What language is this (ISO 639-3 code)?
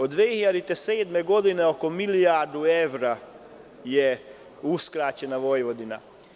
srp